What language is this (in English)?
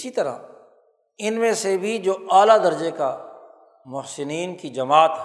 Urdu